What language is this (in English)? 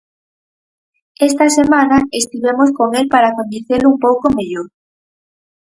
Galician